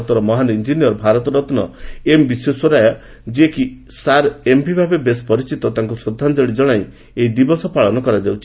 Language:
Odia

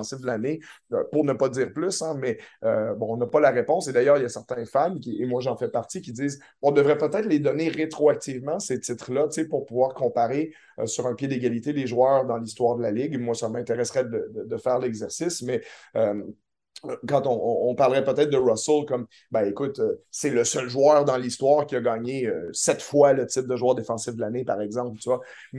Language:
French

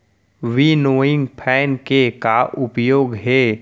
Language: Chhattisgarhi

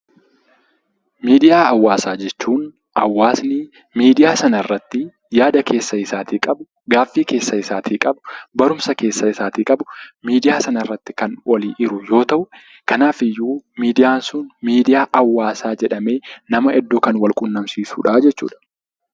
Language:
Oromo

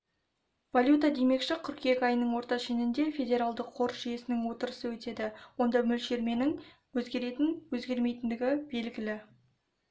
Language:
Kazakh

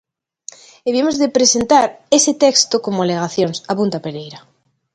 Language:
Galician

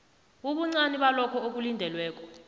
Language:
South Ndebele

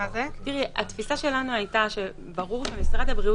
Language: Hebrew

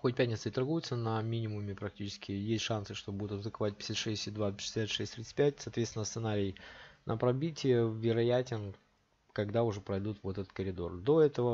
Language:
Russian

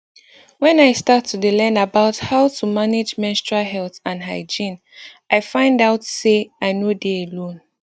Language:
Nigerian Pidgin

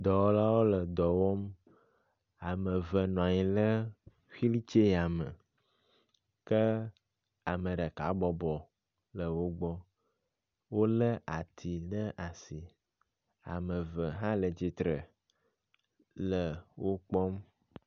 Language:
Ewe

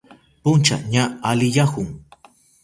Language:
Southern Pastaza Quechua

